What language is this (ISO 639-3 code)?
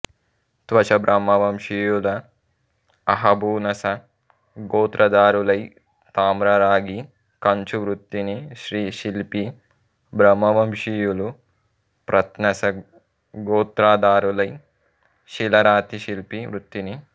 tel